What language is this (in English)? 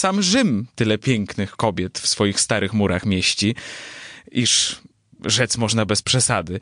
Polish